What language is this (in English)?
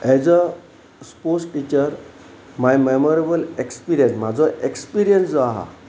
Konkani